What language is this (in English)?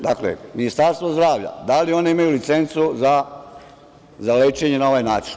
Serbian